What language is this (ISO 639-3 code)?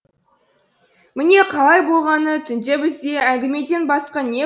kaz